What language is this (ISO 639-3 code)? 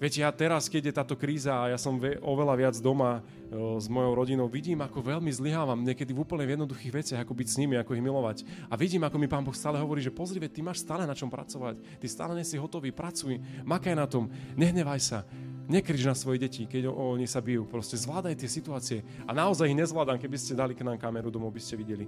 slk